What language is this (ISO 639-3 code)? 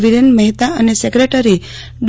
guj